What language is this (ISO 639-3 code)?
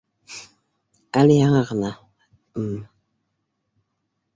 bak